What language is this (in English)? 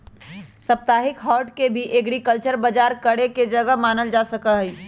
Magahi